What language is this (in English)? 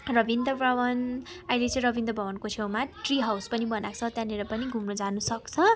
Nepali